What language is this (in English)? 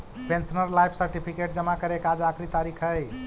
Magahi